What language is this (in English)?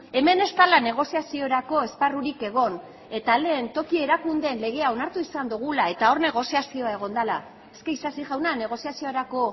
Basque